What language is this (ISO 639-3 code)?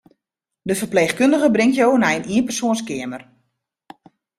fry